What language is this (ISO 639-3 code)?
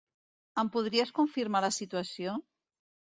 cat